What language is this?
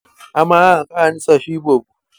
Masai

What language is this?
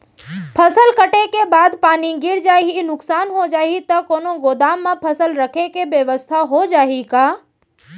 Chhattisgarhi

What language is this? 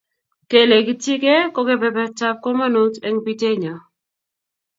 Kalenjin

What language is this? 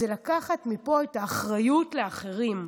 Hebrew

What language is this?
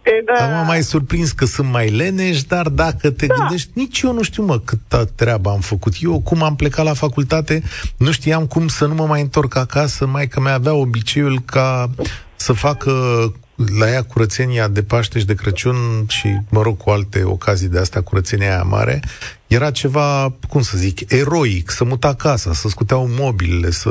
Romanian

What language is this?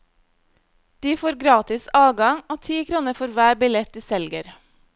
Norwegian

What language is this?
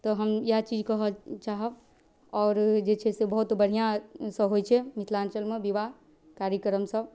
Maithili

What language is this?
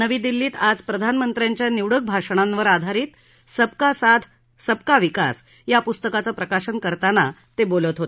Marathi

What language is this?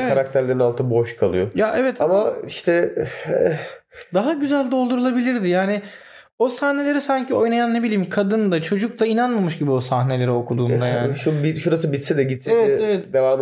Turkish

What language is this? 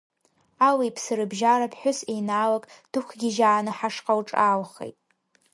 Abkhazian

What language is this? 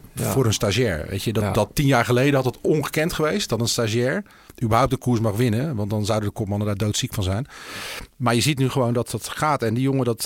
Dutch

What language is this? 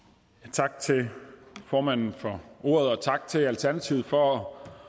Danish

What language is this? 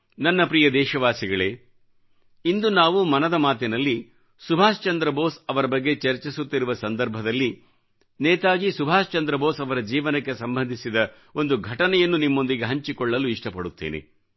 Kannada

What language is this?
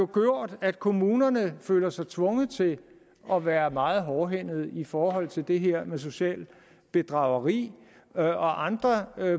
Danish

